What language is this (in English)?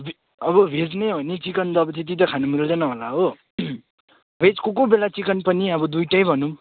Nepali